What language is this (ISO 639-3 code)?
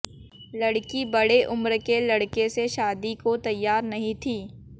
hin